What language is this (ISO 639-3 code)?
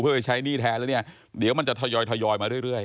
tha